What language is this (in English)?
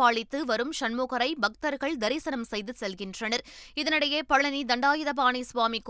Tamil